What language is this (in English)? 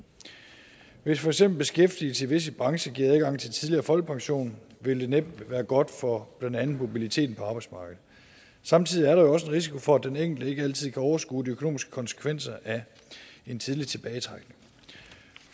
Danish